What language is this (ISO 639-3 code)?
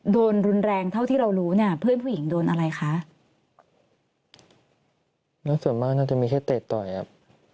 tha